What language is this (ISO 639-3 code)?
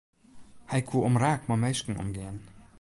fry